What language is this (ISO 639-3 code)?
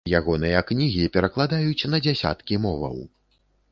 bel